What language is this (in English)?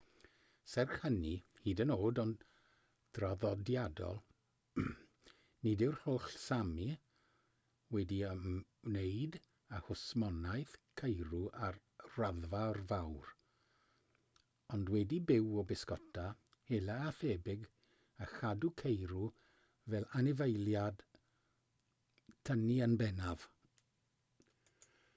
Welsh